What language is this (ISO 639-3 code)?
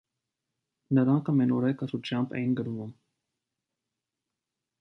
hye